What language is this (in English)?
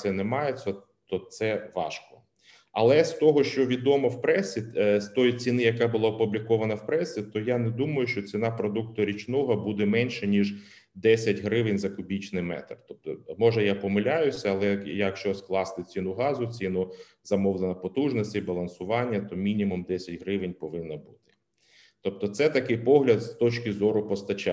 Ukrainian